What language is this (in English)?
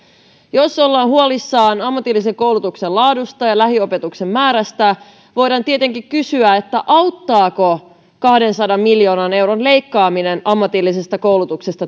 Finnish